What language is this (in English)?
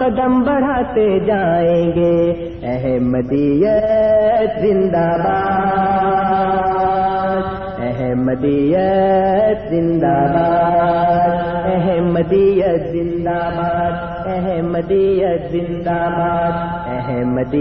Urdu